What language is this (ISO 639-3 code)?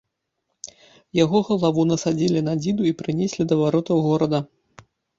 bel